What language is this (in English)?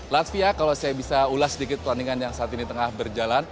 Indonesian